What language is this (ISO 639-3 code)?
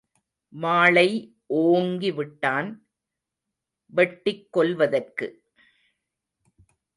tam